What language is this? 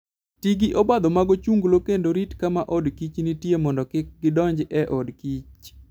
Luo (Kenya and Tanzania)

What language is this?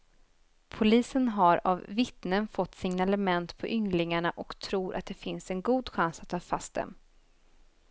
Swedish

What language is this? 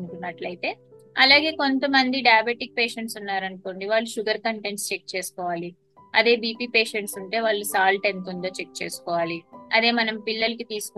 Telugu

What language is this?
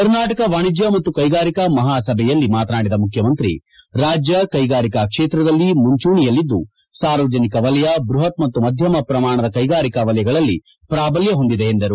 Kannada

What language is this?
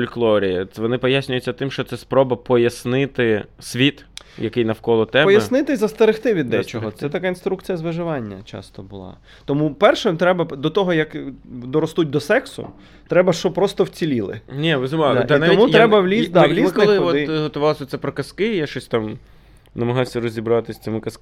Ukrainian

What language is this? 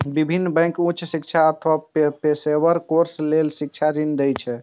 Maithili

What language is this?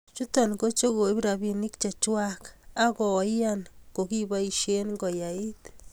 Kalenjin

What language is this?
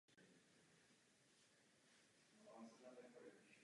Czech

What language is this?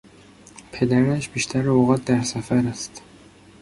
Persian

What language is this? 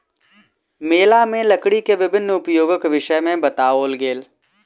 Maithili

